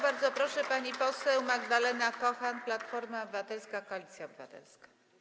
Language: Polish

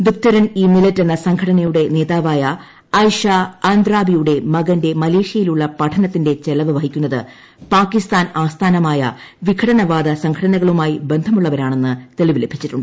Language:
Malayalam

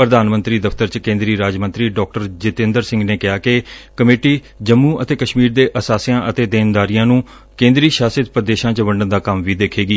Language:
Punjabi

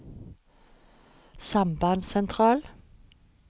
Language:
Norwegian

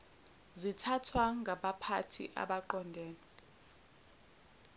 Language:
Zulu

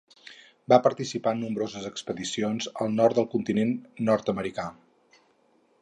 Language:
Catalan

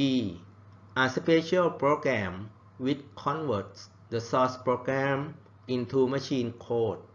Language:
Thai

